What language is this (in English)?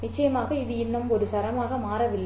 Tamil